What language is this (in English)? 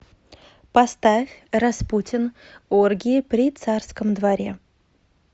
Russian